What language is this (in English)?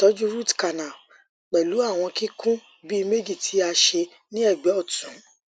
Yoruba